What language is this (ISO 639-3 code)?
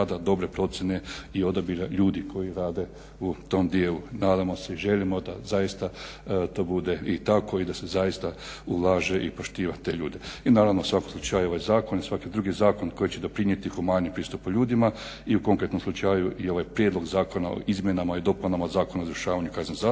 hrv